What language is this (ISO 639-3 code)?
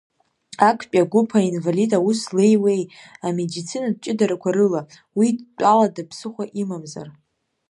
abk